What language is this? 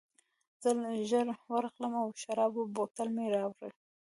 Pashto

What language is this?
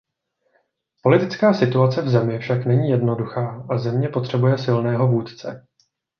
Czech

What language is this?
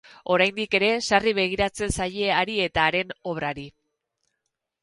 Basque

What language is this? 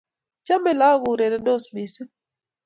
Kalenjin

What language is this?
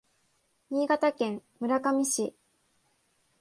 Japanese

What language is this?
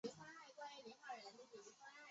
Chinese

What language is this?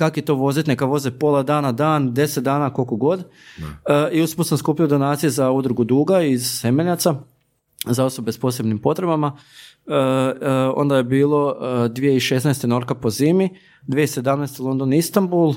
Croatian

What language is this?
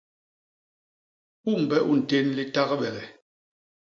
Basaa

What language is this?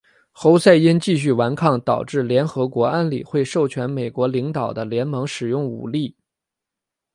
Chinese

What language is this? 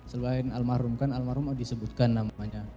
Indonesian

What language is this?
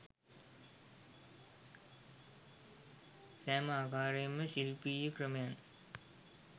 Sinhala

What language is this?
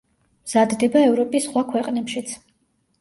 Georgian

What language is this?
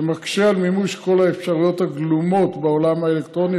Hebrew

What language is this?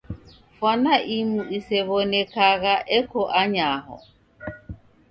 Taita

